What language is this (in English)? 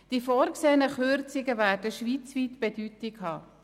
Swiss German